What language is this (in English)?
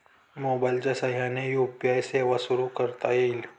Marathi